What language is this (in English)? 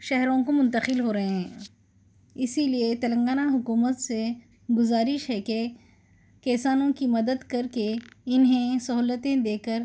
Urdu